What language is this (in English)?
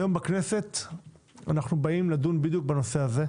Hebrew